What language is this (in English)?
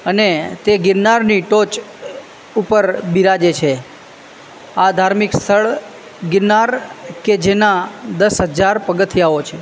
Gujarati